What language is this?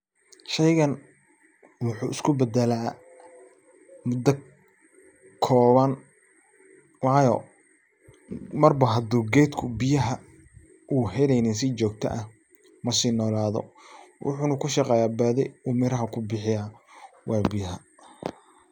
Somali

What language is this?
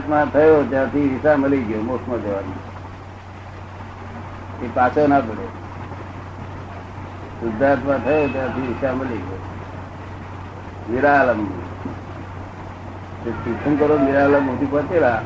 Gujarati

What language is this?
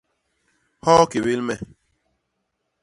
Basaa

